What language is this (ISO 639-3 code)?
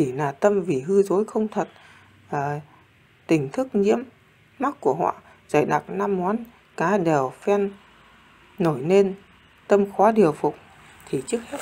vie